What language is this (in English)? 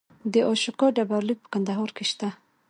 Pashto